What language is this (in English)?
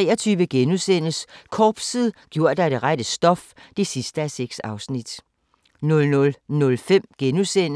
Danish